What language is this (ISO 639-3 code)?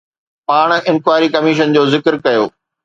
snd